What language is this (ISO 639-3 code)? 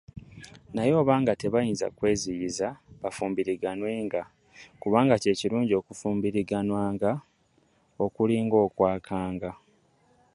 lug